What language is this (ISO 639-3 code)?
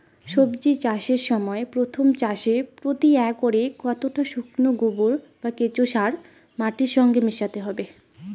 ben